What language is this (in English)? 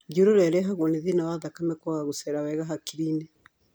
Kikuyu